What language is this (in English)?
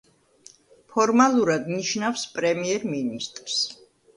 Georgian